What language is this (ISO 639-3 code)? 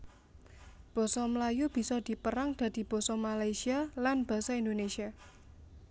jav